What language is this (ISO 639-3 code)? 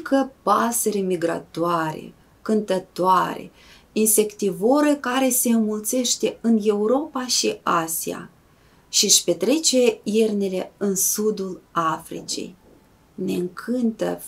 ron